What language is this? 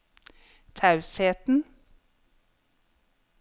Norwegian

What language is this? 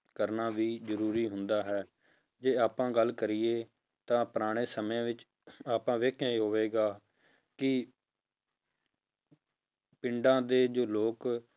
Punjabi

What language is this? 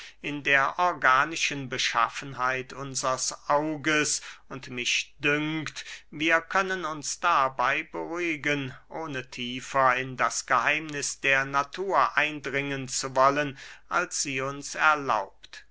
German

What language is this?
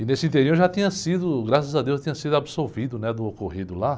Portuguese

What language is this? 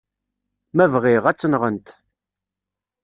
Kabyle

